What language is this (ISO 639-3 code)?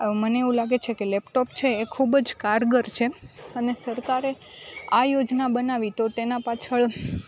guj